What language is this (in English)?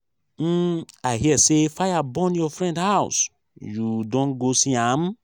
Nigerian Pidgin